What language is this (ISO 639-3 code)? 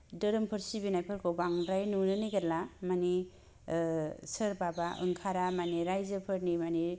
brx